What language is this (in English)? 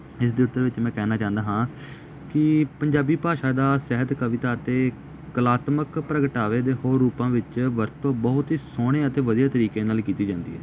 Punjabi